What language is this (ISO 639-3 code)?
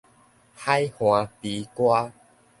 nan